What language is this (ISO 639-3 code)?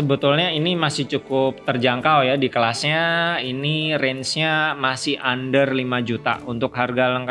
ind